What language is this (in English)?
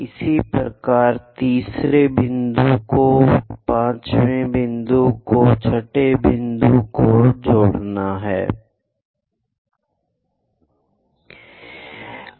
Hindi